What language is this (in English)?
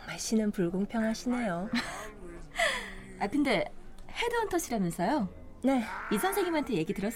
Korean